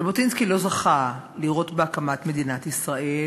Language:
Hebrew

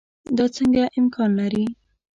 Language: Pashto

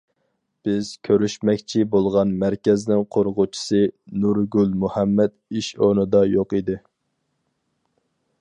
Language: Uyghur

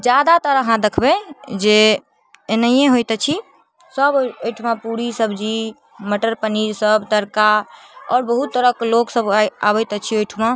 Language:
Maithili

